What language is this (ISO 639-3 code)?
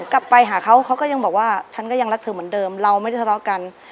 tha